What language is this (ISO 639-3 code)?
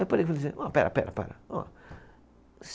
por